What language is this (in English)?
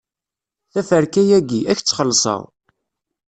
Kabyle